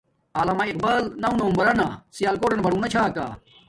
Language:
Domaaki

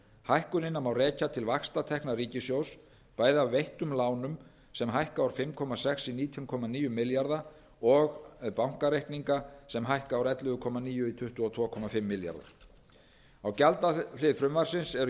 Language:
Icelandic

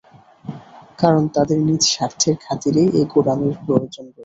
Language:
Bangla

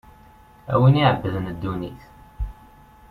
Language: Kabyle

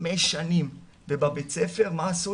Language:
Hebrew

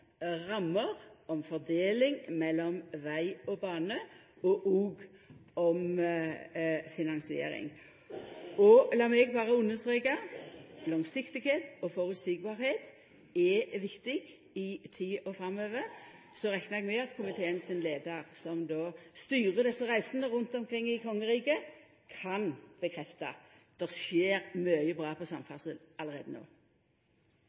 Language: Norwegian Nynorsk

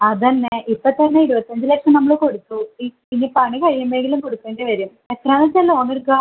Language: Malayalam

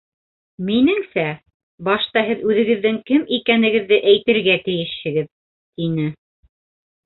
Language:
Bashkir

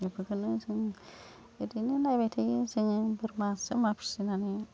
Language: Bodo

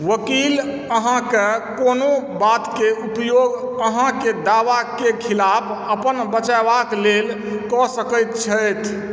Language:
Maithili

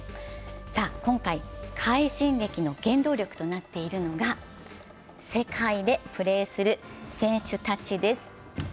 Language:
Japanese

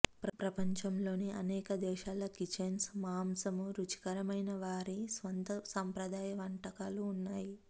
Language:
Telugu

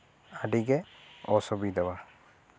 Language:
Santali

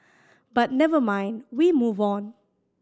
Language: English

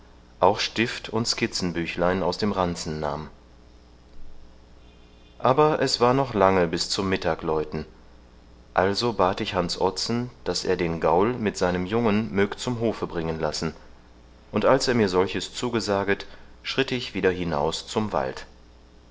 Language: German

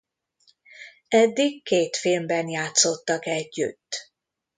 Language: Hungarian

